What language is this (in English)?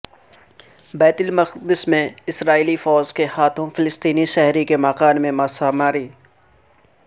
Urdu